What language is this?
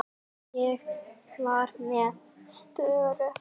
Icelandic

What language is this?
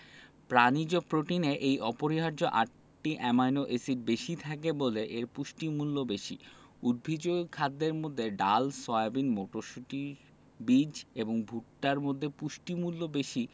Bangla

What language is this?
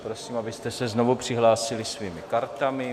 Czech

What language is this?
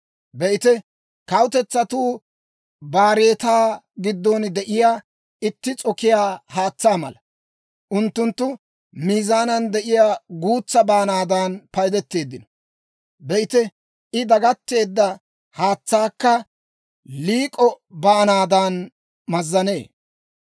Dawro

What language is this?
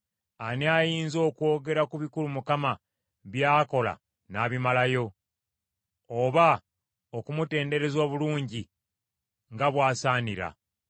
Ganda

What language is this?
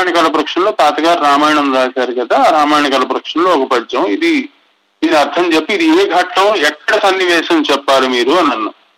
Telugu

